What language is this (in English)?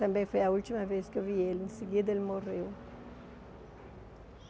Portuguese